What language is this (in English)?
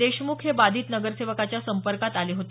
Marathi